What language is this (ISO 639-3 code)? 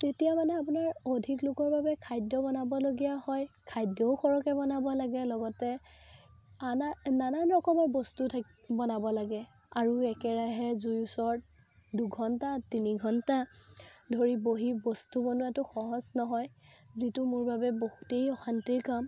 asm